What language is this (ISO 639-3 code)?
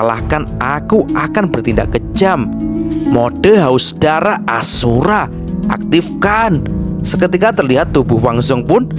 ind